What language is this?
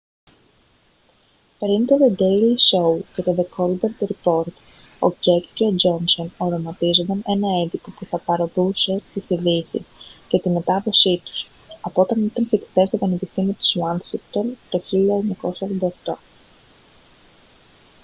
Greek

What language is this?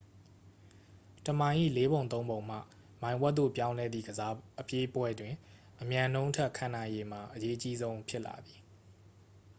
Burmese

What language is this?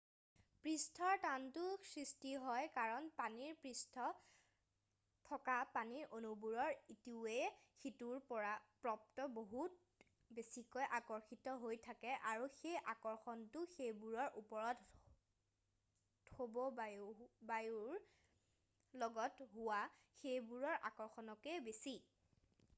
Assamese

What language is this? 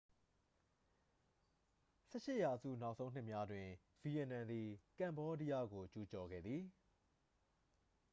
Burmese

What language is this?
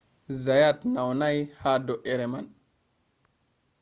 Fula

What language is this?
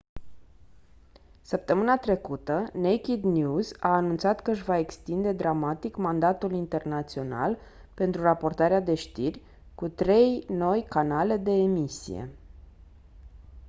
Romanian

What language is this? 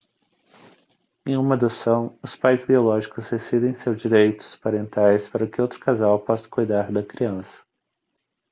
Portuguese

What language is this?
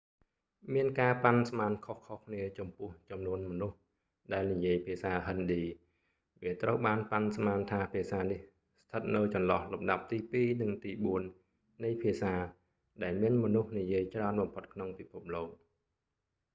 Khmer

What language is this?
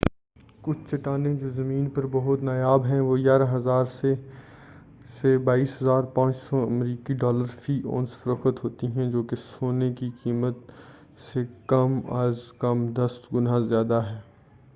Urdu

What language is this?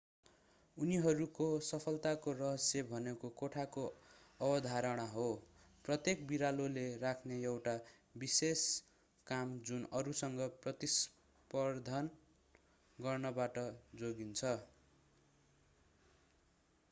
Nepali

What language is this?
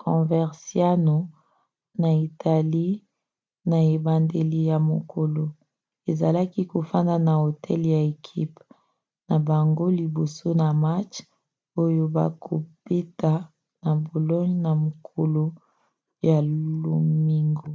Lingala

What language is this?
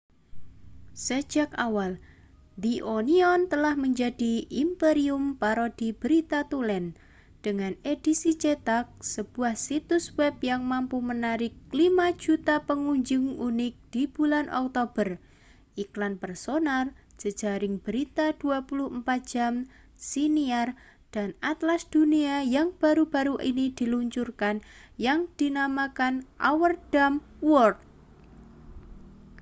Indonesian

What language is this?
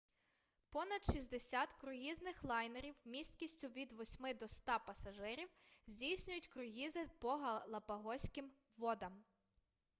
Ukrainian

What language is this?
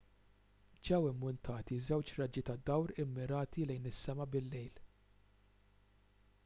Maltese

